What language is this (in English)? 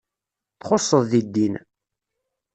Kabyle